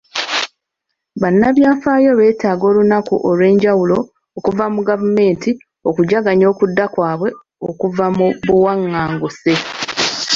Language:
Ganda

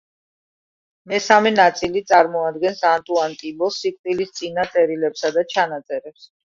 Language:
Georgian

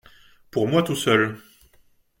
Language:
French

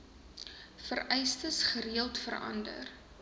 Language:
Afrikaans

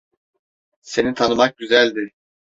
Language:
Turkish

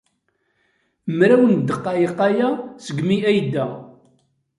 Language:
Kabyle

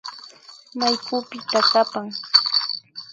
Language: Imbabura Highland Quichua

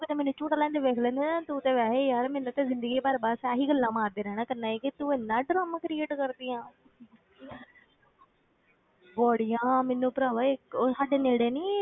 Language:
Punjabi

